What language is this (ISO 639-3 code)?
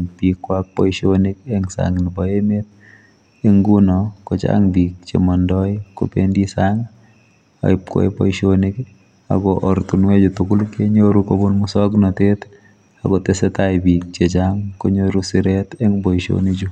kln